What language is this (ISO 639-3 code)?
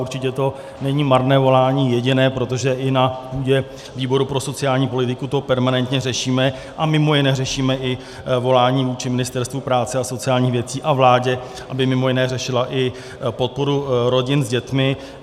ces